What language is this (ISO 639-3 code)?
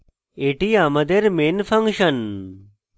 ben